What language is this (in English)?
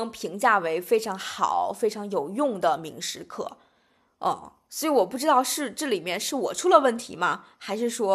Chinese